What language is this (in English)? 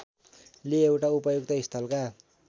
Nepali